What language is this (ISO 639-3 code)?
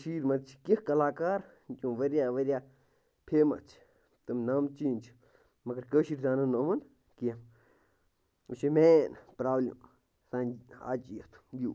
kas